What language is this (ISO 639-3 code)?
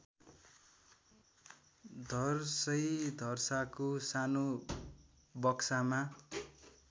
nep